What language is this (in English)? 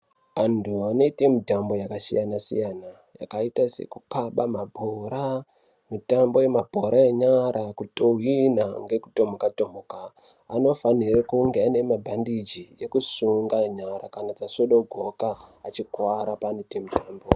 Ndau